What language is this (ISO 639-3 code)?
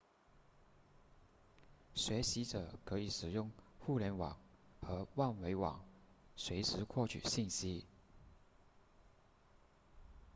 zho